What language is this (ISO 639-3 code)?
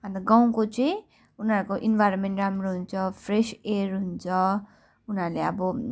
nep